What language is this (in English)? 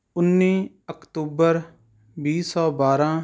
Punjabi